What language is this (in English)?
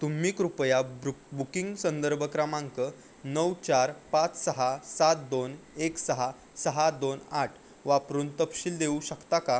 Marathi